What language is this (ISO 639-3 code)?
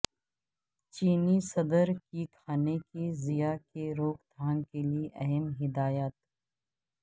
urd